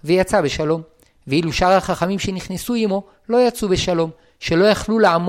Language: Hebrew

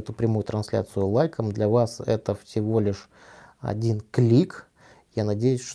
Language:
Russian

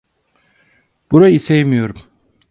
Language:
Turkish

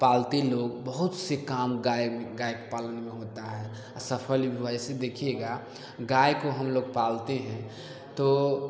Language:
Hindi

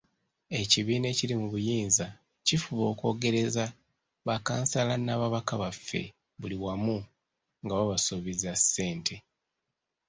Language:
Ganda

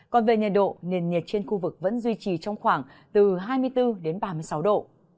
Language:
Vietnamese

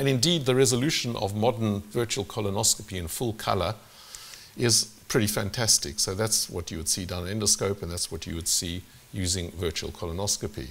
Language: English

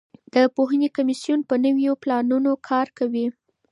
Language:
Pashto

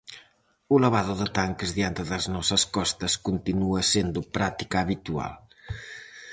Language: Galician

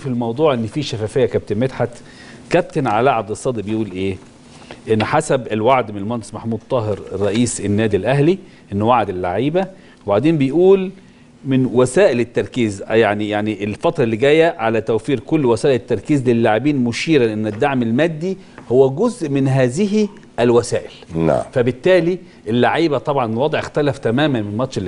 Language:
Arabic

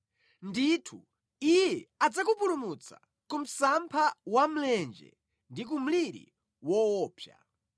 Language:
Nyanja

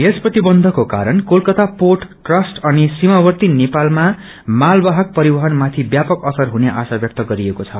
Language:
Nepali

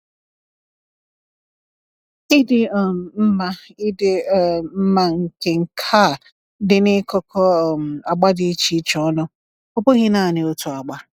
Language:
Igbo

